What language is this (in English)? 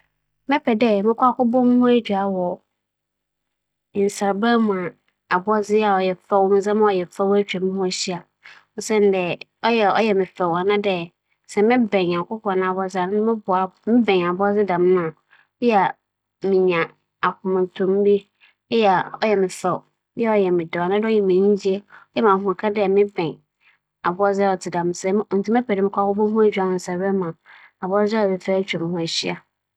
Akan